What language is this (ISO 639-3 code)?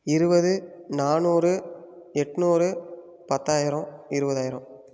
tam